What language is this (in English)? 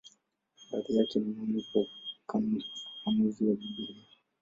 Swahili